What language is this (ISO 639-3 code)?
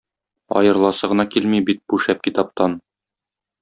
tat